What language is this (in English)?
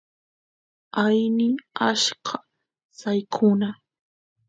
Santiago del Estero Quichua